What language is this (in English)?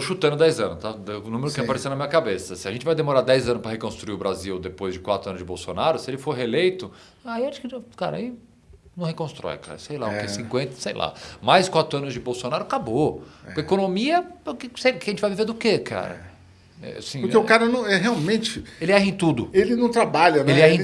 Portuguese